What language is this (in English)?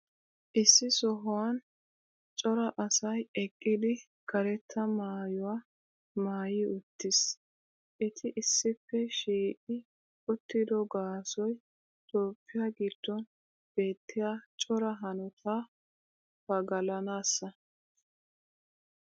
Wolaytta